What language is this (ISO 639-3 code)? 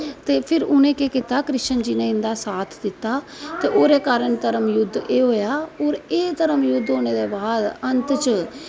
doi